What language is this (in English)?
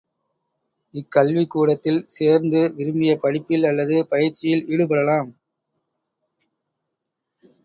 Tamil